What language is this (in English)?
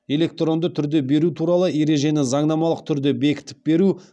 Kazakh